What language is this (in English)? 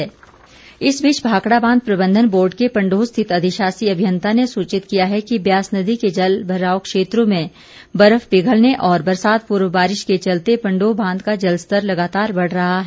Hindi